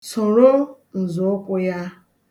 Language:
Igbo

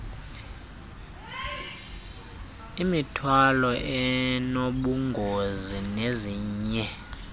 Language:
Xhosa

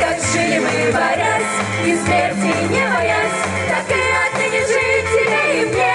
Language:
Greek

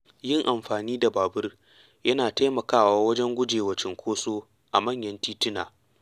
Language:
Hausa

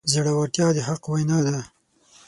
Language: Pashto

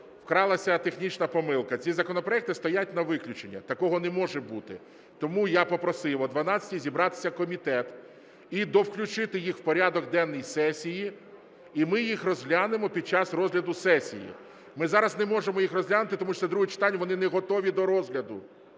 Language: Ukrainian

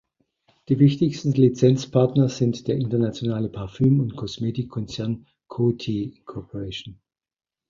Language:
German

